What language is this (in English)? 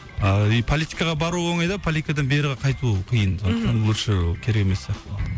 Kazakh